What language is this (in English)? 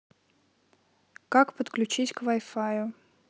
Russian